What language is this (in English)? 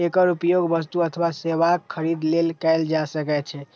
Maithili